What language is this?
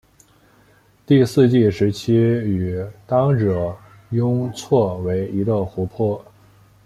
Chinese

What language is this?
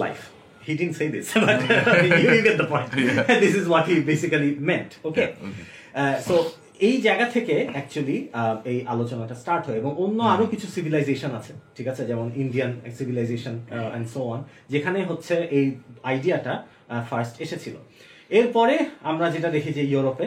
Bangla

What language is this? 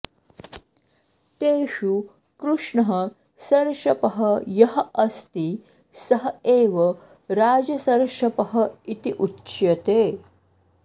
Sanskrit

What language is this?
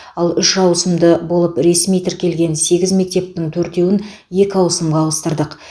Kazakh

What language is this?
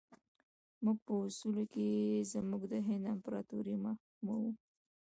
Pashto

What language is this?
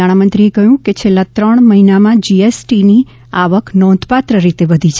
Gujarati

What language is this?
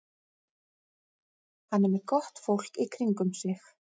Icelandic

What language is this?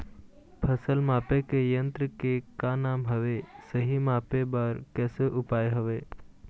Chhattisgarhi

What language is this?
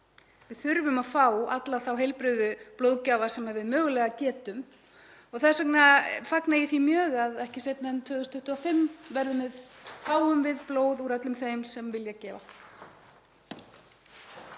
Icelandic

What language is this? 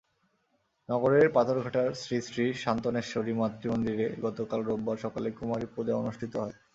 Bangla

